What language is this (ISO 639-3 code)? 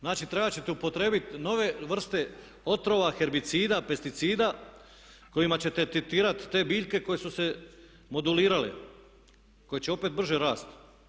hrv